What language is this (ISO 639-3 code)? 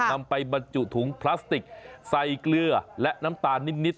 tha